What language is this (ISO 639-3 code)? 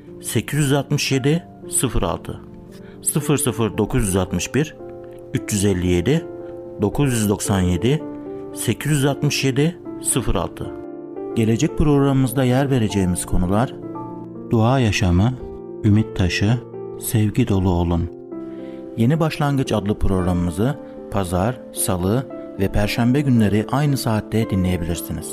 tur